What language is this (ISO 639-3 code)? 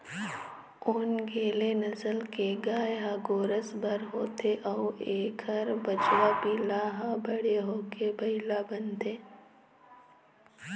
hne